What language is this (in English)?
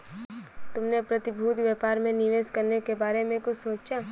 Hindi